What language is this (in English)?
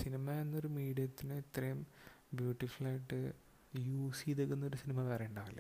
Malayalam